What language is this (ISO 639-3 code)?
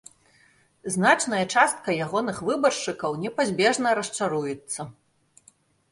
bel